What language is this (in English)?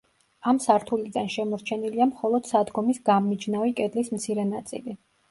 Georgian